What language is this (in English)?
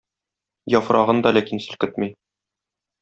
Tatar